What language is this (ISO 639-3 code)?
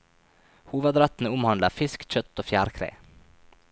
nor